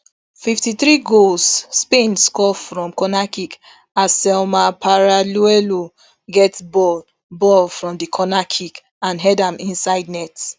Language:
Nigerian Pidgin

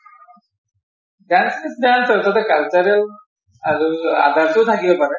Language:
Assamese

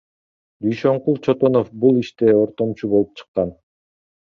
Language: Kyrgyz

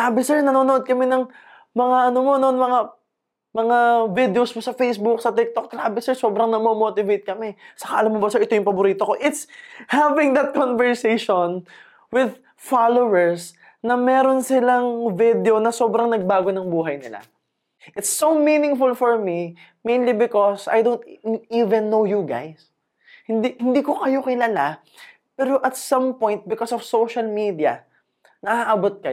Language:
Filipino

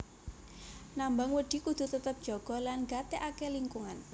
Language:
Javanese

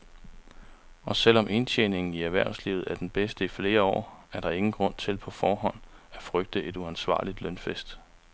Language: Danish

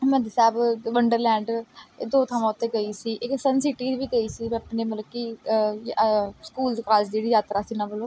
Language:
Punjabi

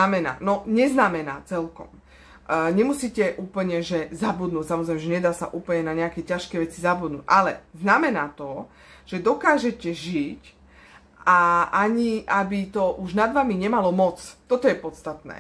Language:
Slovak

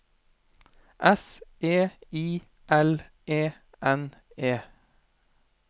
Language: Norwegian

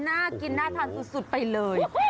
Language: Thai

